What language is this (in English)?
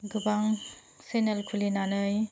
Bodo